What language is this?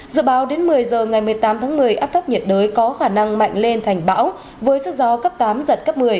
Vietnamese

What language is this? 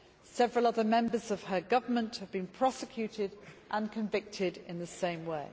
English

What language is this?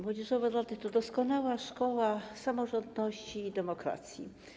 Polish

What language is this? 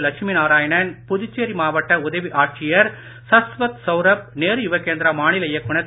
Tamil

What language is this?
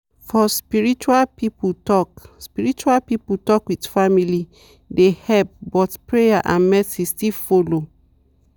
Nigerian Pidgin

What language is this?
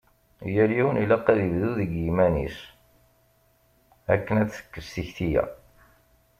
Kabyle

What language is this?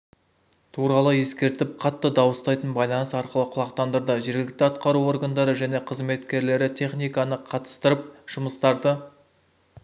Kazakh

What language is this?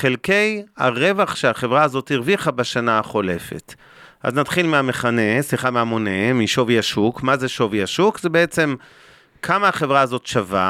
Hebrew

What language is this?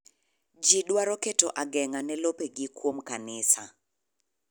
Luo (Kenya and Tanzania)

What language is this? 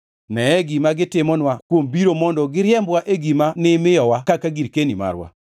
Luo (Kenya and Tanzania)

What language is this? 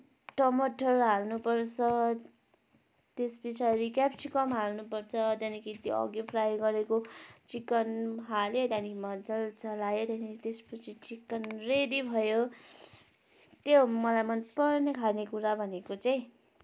Nepali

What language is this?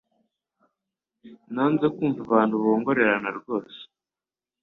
Kinyarwanda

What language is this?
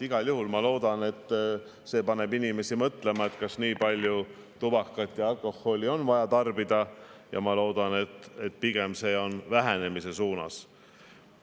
Estonian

